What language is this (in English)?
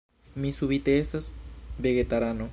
Esperanto